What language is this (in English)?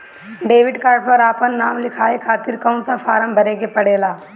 Bhojpuri